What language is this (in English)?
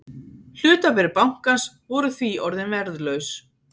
Icelandic